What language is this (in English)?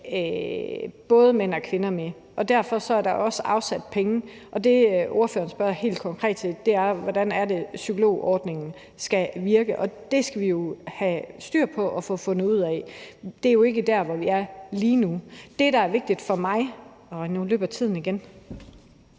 Danish